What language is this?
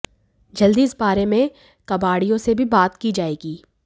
Hindi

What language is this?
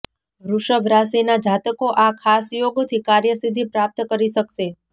Gujarati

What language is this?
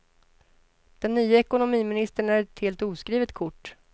Swedish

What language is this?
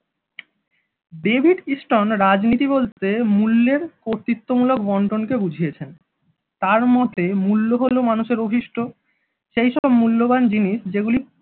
Bangla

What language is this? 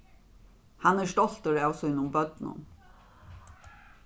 Faroese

